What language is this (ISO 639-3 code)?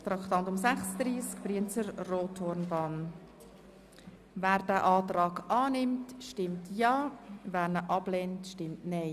gsw